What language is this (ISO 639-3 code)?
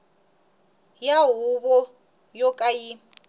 tso